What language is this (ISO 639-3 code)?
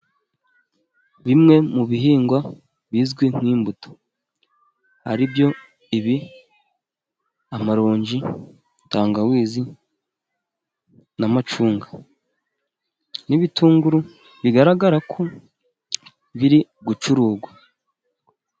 kin